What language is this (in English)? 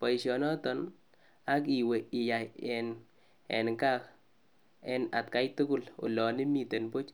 Kalenjin